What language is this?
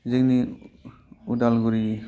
Bodo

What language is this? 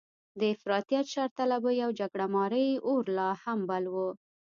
Pashto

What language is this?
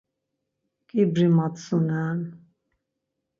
Laz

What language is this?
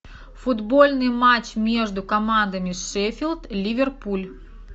Russian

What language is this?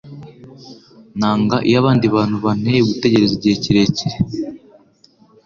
Kinyarwanda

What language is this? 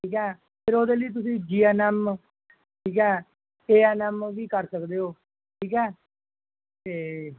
Punjabi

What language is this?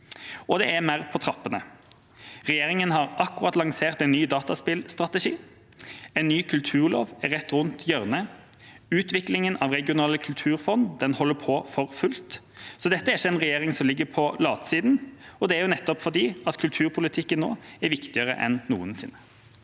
Norwegian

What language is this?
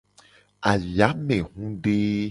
Gen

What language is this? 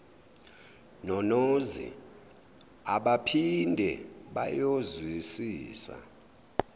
Zulu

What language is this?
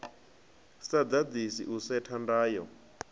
Venda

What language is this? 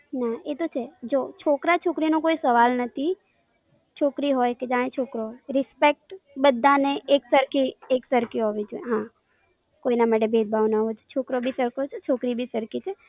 Gujarati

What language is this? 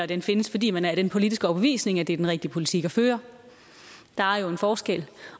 Danish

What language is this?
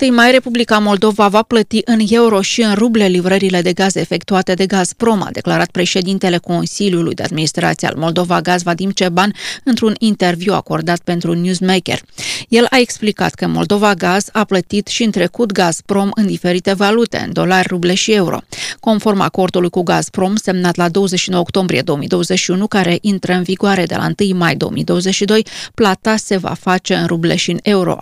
Romanian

